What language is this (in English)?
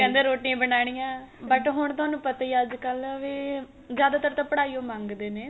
Punjabi